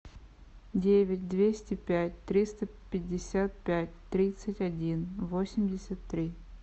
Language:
Russian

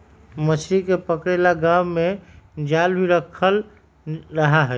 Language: Magahi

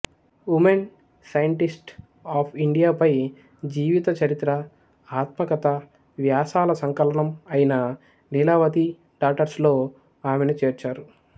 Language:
Telugu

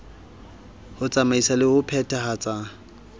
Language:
Southern Sotho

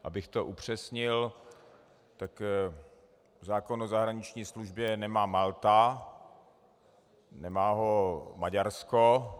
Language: Czech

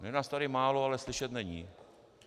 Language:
Czech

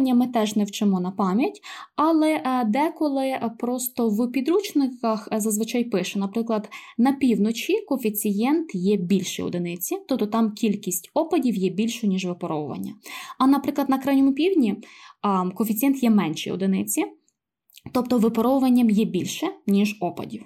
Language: Ukrainian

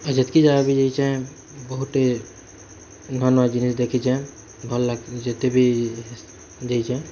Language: Odia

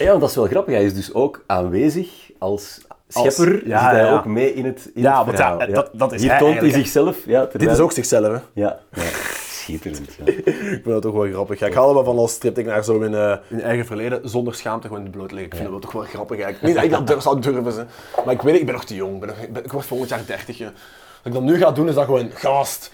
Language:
Dutch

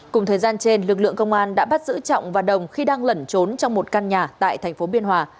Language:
Vietnamese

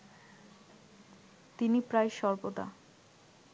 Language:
Bangla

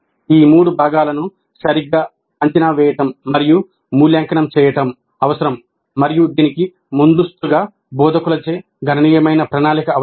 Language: Telugu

